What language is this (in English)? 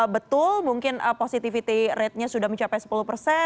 Indonesian